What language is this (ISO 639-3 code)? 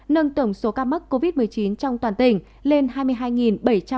vie